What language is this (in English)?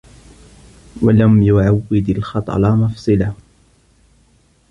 Arabic